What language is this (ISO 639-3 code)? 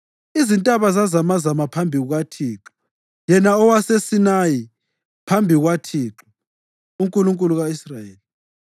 nde